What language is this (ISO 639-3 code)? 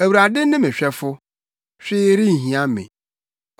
aka